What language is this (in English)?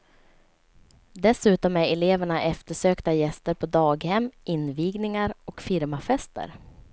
Swedish